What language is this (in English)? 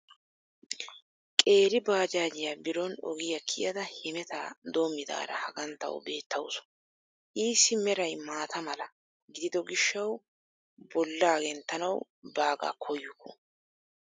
Wolaytta